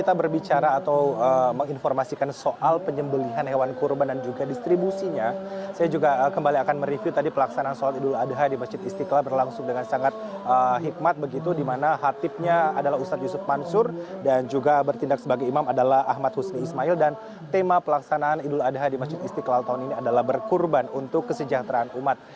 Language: Indonesian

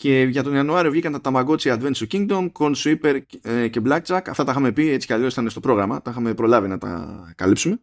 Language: Greek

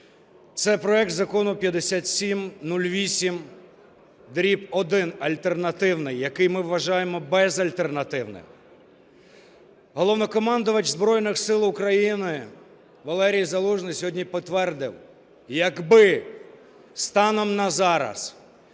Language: Ukrainian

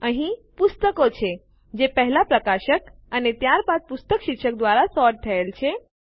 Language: Gujarati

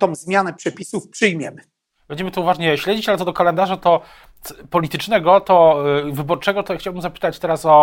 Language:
Polish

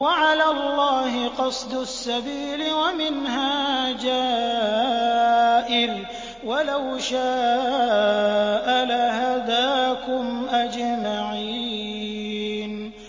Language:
Arabic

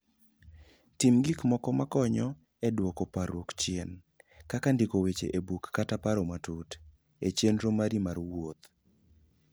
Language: Luo (Kenya and Tanzania)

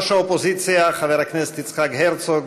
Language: Hebrew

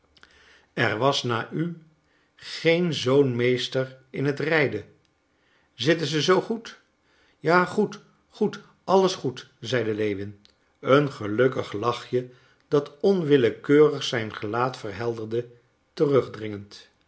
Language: Dutch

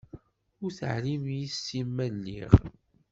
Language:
Kabyle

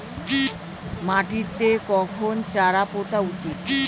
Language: Bangla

